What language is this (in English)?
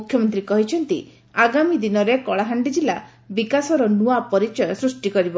Odia